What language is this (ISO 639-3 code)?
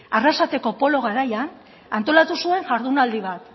eus